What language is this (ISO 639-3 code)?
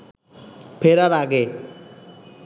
ben